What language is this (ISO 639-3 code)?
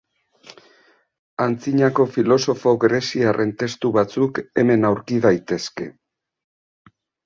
eus